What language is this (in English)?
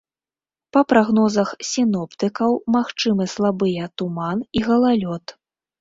Belarusian